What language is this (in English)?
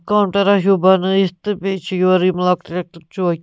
Kashmiri